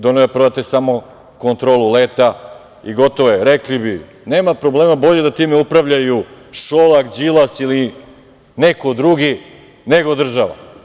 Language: Serbian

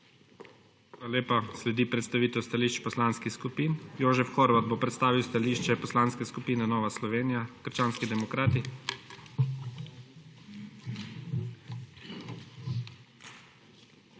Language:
Slovenian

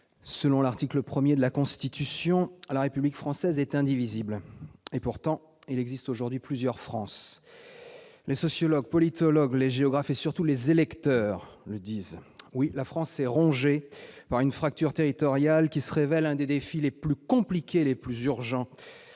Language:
French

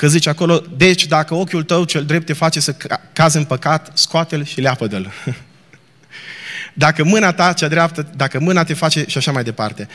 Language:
Romanian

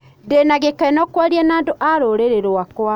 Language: Kikuyu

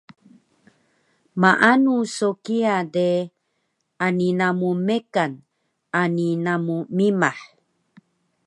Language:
Taroko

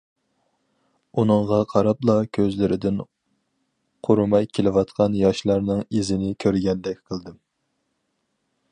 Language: Uyghur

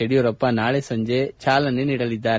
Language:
Kannada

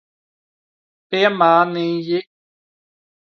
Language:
Latvian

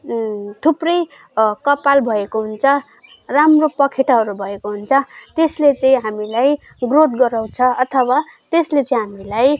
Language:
Nepali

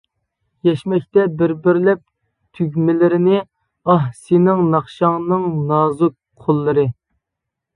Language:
Uyghur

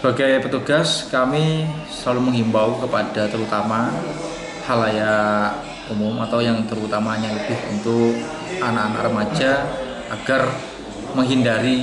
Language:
Indonesian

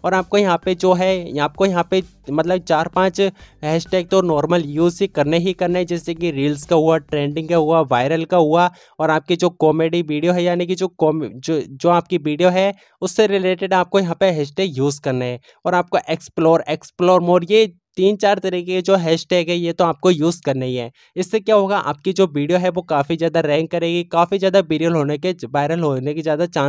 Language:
Hindi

